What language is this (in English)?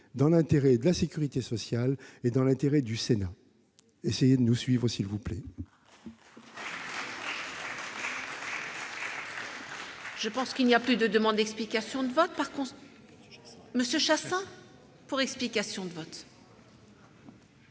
French